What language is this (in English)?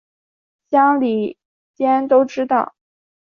Chinese